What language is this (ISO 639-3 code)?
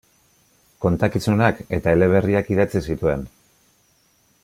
eus